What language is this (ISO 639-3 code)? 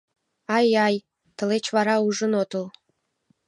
chm